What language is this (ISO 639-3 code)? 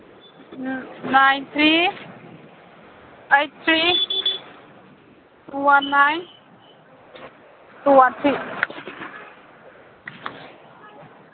mni